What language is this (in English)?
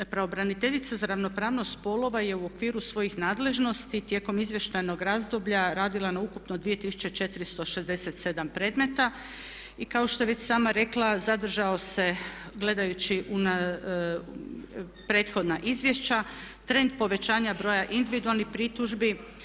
Croatian